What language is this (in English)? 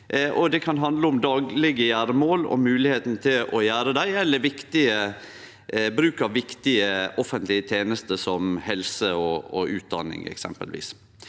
Norwegian